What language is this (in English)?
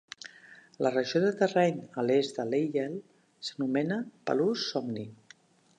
Catalan